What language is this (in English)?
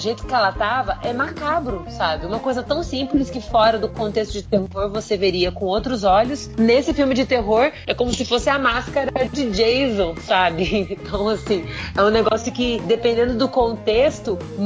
Portuguese